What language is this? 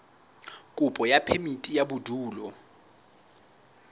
Southern Sotho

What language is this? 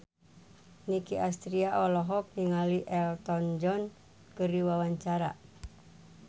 Sundanese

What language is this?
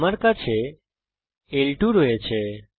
Bangla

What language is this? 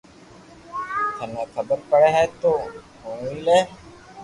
Loarki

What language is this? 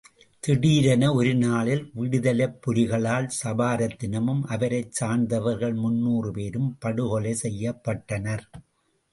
Tamil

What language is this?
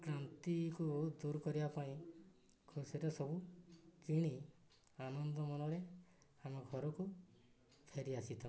Odia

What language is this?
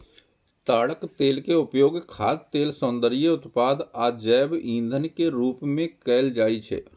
Maithili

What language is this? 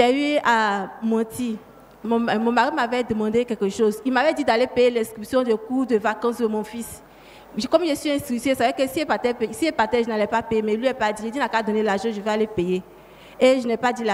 French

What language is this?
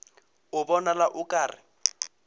Northern Sotho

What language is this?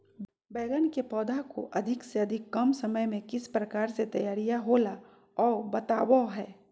Magahi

